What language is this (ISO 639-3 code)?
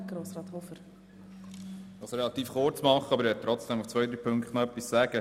gsw